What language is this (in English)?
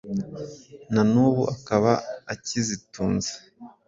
Kinyarwanda